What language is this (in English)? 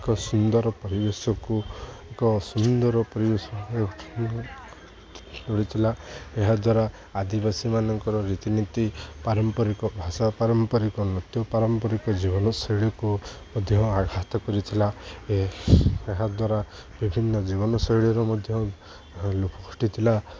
Odia